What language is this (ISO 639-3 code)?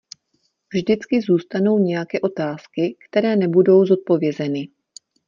ces